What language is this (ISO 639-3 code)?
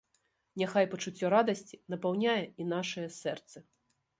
bel